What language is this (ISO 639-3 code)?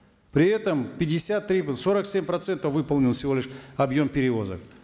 kaz